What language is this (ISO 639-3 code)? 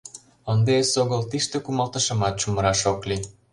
chm